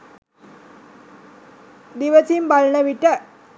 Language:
Sinhala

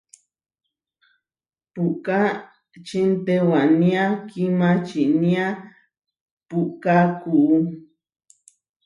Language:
Huarijio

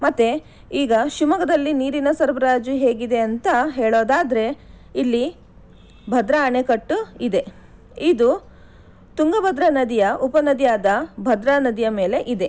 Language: Kannada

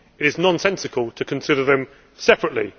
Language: English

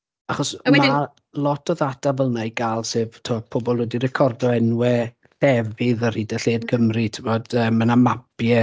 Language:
Welsh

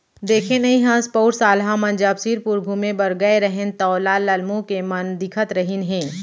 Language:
Chhattisgarhi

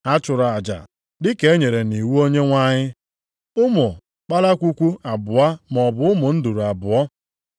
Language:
Igbo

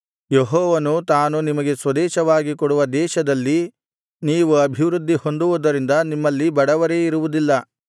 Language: Kannada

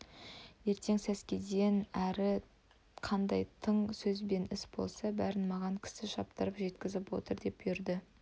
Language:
Kazakh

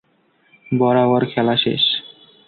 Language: Bangla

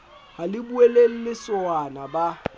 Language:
Southern Sotho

